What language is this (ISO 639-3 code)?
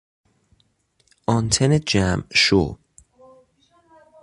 fas